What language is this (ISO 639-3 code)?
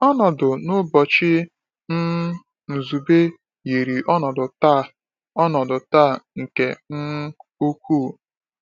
ibo